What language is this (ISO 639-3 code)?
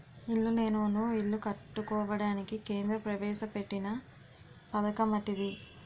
tel